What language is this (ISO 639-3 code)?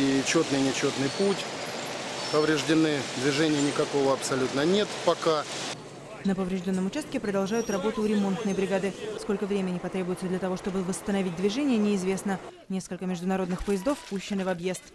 rus